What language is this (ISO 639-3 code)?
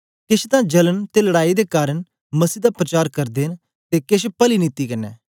doi